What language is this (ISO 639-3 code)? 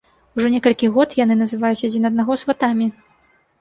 bel